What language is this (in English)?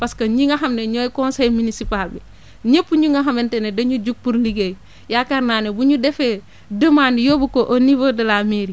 Wolof